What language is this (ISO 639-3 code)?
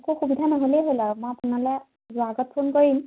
asm